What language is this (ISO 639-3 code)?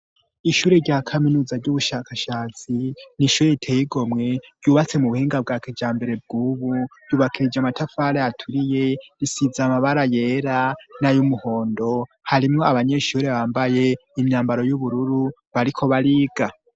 run